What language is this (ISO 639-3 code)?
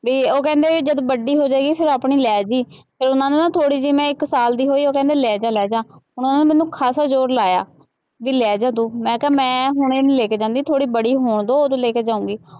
pan